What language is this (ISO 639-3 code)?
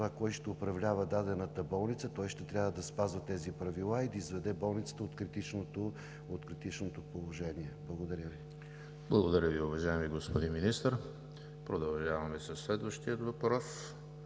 bul